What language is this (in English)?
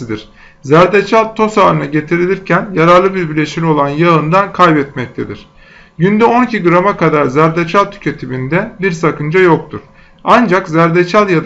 Turkish